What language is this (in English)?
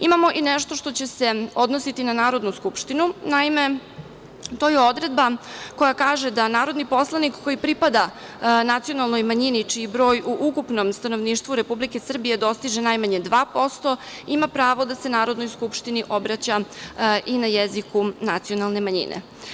Serbian